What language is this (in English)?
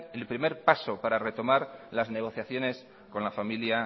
Spanish